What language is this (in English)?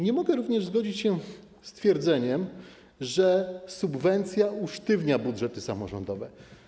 Polish